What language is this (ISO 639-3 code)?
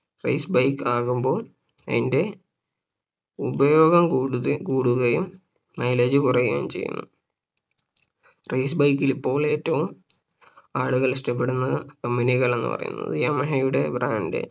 mal